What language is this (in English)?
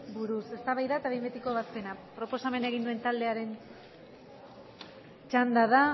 Basque